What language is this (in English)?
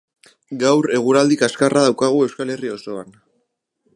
Basque